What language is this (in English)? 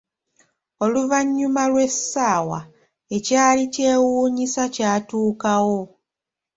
Ganda